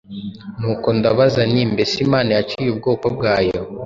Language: Kinyarwanda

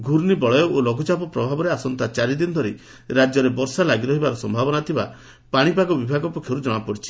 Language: Odia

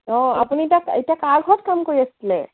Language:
Assamese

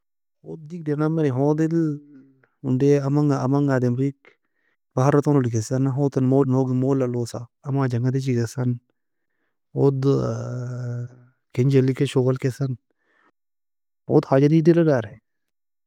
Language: Nobiin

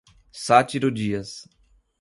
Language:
Portuguese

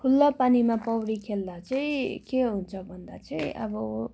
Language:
Nepali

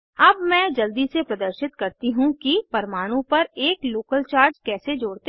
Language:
Hindi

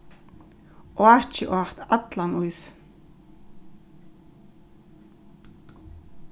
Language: Faroese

